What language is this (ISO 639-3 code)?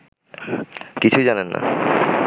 ben